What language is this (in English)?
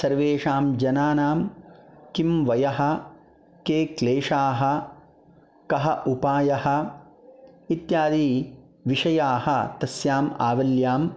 Sanskrit